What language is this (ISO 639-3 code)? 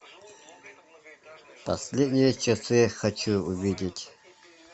rus